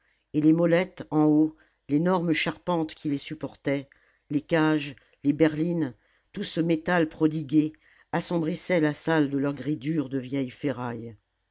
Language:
French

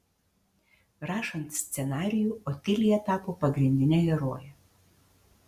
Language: Lithuanian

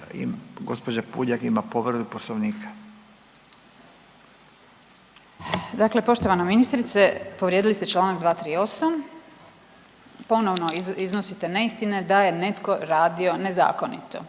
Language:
Croatian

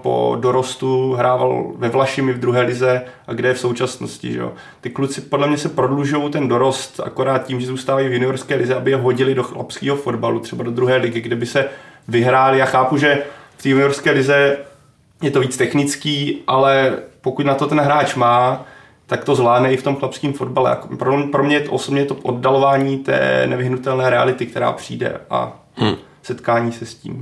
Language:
Czech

